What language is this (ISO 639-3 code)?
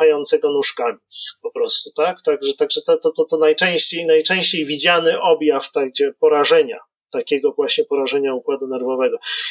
pol